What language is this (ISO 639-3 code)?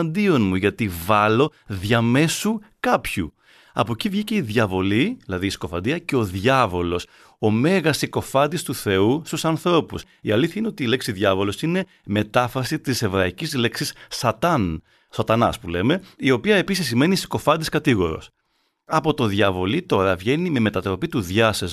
ell